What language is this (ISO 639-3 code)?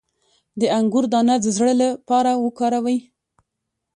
pus